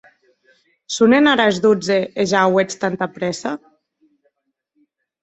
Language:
Occitan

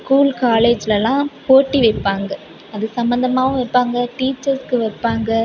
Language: Tamil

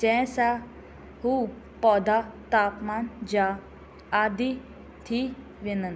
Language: Sindhi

